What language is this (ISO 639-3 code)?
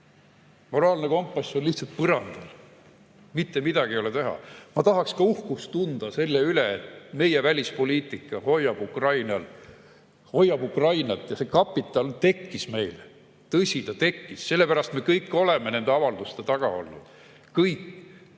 est